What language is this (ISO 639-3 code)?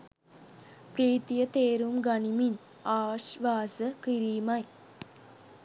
sin